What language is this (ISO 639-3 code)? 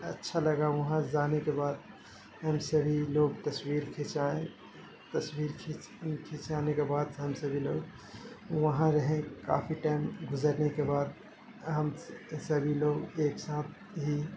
urd